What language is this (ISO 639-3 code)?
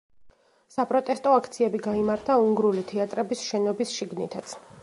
kat